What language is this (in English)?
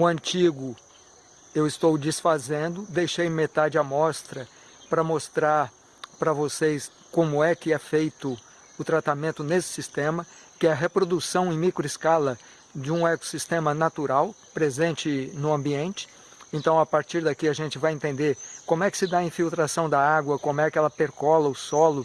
Portuguese